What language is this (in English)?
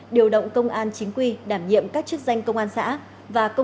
Vietnamese